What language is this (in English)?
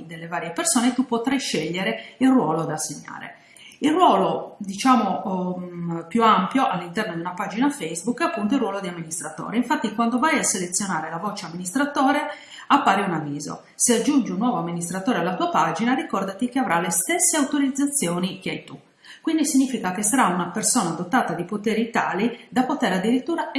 Italian